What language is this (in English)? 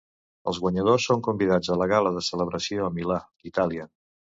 Catalan